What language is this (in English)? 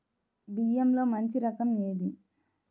Telugu